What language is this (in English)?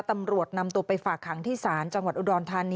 Thai